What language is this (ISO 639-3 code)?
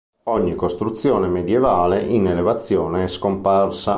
ita